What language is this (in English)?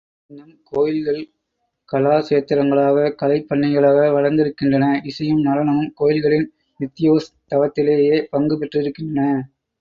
Tamil